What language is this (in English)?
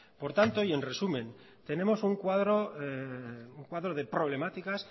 Spanish